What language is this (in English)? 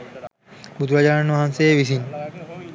Sinhala